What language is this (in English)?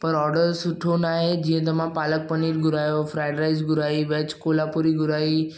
Sindhi